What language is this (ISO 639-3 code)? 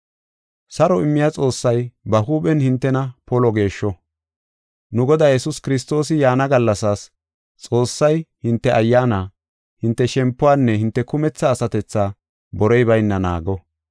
gof